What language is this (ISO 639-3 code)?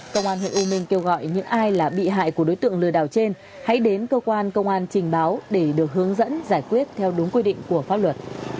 vie